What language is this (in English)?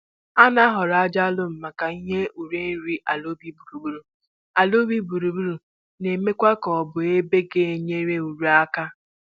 Igbo